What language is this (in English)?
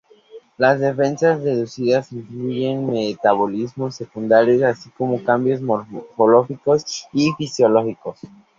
Spanish